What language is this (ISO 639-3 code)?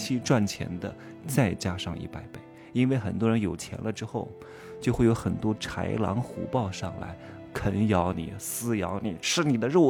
zho